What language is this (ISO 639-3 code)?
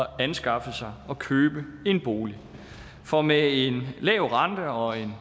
dan